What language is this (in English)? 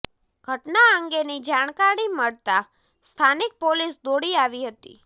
Gujarati